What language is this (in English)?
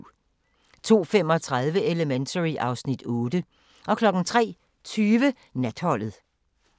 Danish